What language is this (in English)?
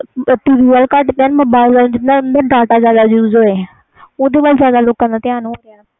Punjabi